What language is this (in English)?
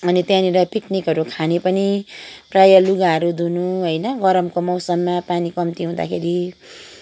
Nepali